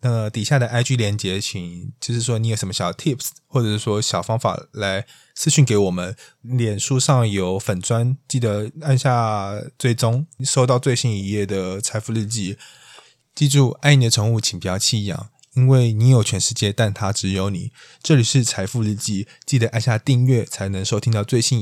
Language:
Chinese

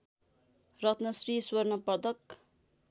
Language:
Nepali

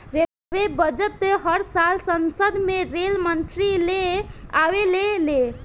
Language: Bhojpuri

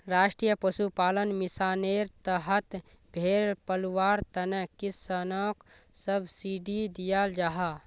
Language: Magahi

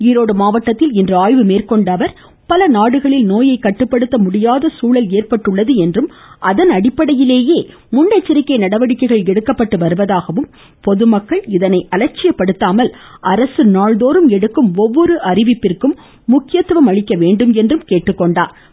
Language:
Tamil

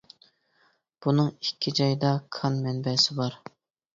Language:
Uyghur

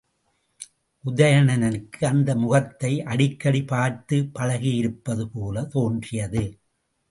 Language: Tamil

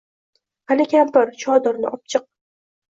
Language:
Uzbek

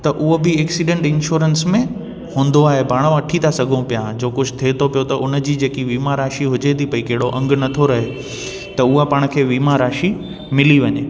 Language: Sindhi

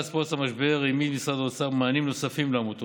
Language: Hebrew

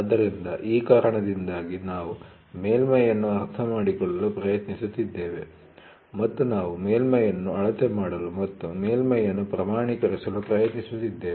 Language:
Kannada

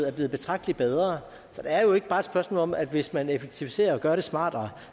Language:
Danish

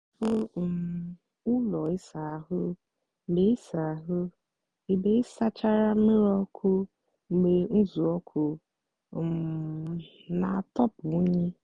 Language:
Igbo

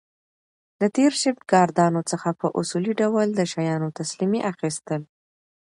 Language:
Pashto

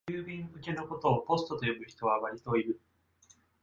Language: Japanese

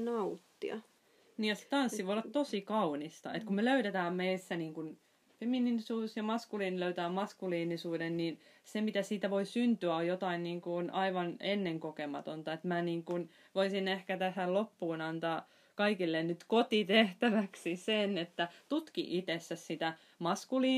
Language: Finnish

